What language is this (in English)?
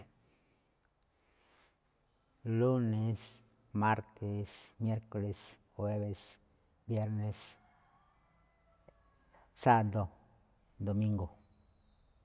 Malinaltepec Me'phaa